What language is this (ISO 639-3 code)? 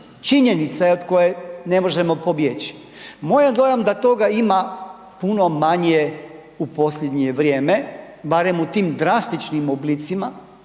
hrv